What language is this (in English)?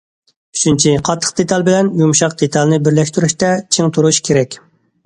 Uyghur